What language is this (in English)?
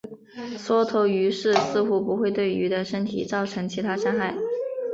Chinese